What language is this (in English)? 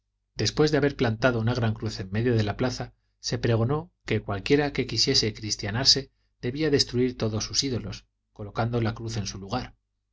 Spanish